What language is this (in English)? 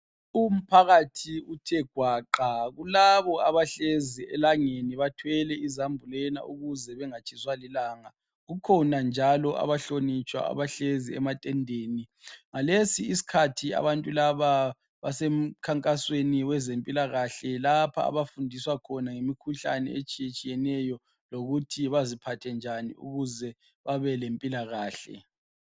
North Ndebele